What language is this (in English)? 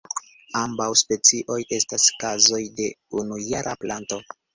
Esperanto